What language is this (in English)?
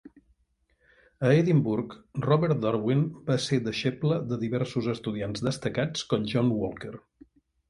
Catalan